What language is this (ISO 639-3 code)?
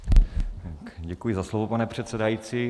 ces